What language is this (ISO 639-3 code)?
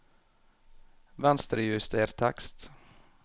nor